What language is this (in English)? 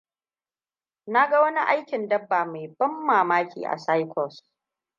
Hausa